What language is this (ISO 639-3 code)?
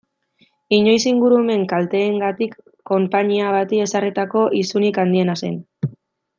eus